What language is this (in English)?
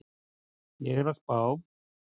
Icelandic